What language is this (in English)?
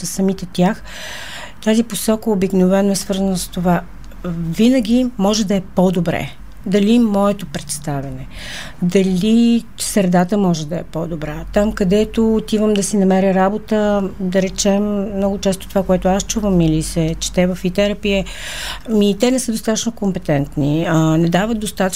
Bulgarian